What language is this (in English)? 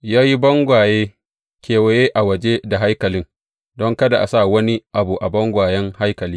Hausa